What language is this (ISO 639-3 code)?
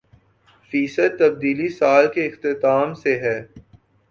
urd